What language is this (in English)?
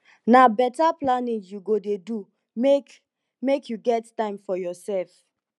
Nigerian Pidgin